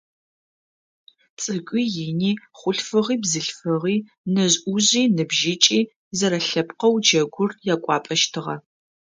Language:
Adyghe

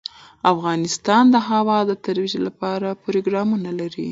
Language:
Pashto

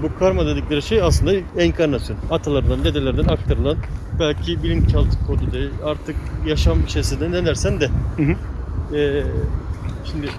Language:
Turkish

